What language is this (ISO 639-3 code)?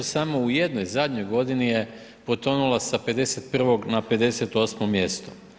hrv